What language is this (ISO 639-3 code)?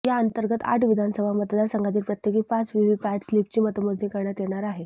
mar